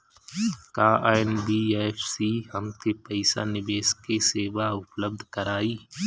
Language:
Bhojpuri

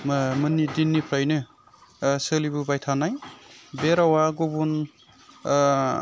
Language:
Bodo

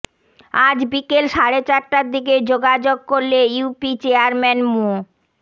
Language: Bangla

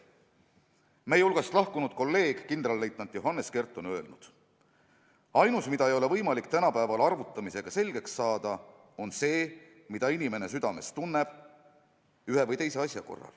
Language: Estonian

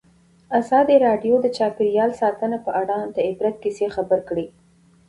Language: Pashto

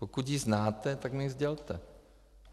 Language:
Czech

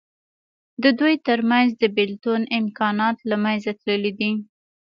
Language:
Pashto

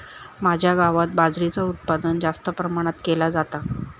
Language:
Marathi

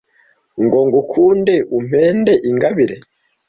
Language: Kinyarwanda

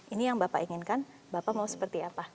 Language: Indonesian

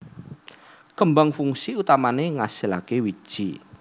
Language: Javanese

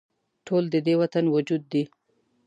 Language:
Pashto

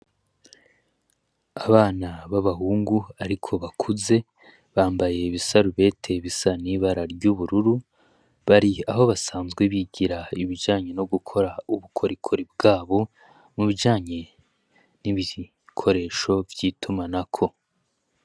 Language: Rundi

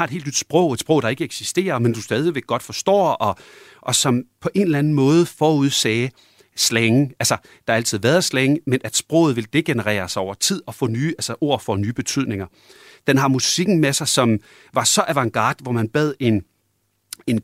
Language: Danish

